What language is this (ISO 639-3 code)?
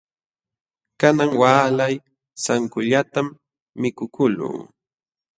qxw